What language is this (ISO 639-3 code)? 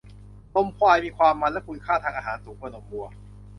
tha